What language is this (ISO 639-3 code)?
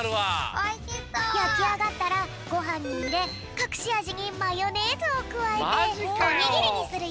jpn